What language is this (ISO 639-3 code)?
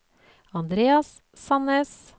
nor